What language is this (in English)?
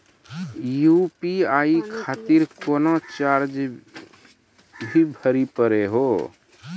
Maithili